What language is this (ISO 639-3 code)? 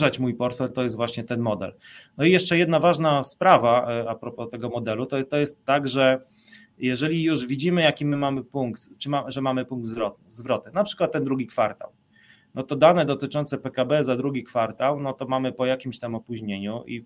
pol